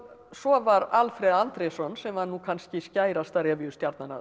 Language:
Icelandic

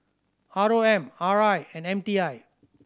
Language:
English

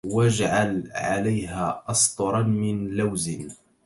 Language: Arabic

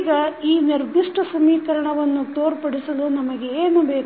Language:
Kannada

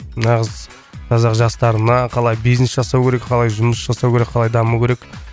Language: Kazakh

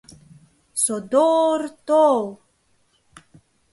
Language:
Mari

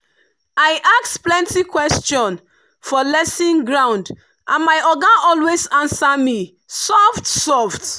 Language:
Nigerian Pidgin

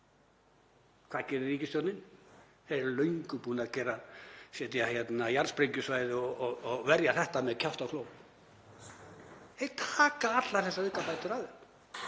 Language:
Icelandic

